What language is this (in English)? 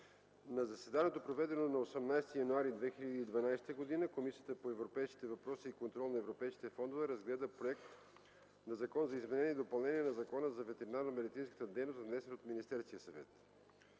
Bulgarian